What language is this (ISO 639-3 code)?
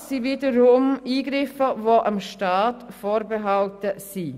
gsw